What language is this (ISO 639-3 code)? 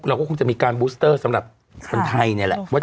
tha